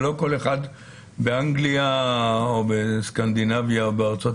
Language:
Hebrew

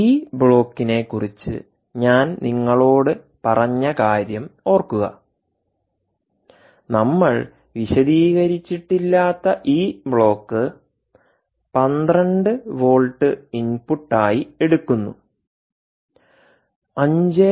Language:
Malayalam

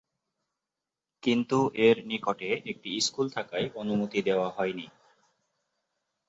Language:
Bangla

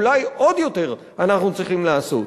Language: Hebrew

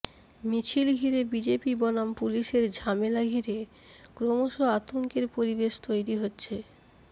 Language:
Bangla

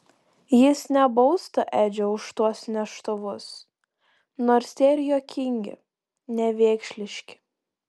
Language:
Lithuanian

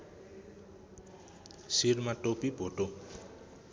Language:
Nepali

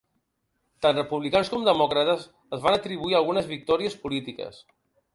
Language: Catalan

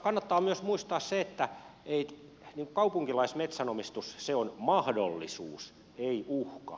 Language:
Finnish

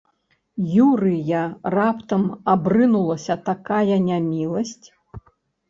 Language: Belarusian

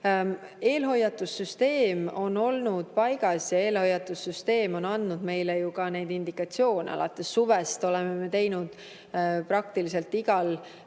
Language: Estonian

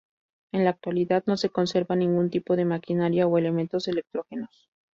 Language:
Spanish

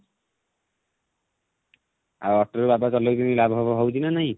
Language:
Odia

